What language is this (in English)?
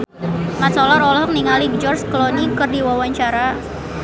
Sundanese